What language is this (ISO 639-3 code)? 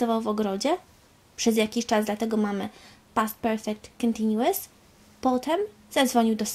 pol